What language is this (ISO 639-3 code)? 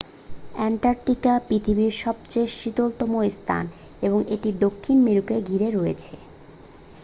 ben